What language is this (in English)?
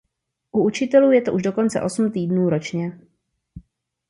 Czech